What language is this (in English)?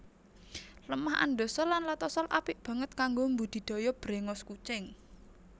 Javanese